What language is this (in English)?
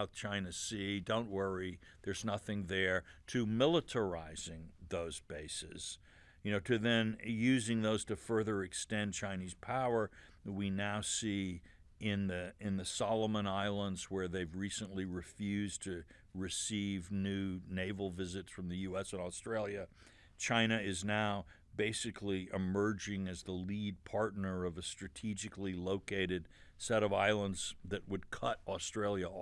English